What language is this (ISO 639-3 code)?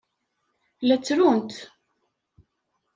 kab